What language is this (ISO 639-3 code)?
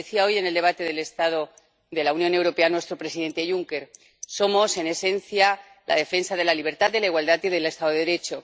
spa